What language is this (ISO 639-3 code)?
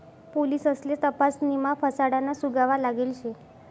mar